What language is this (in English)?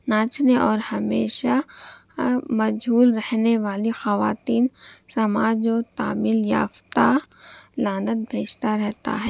Urdu